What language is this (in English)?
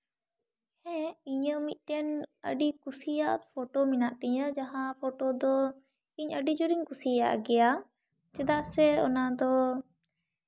Santali